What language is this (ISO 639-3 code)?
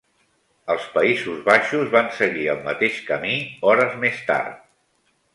cat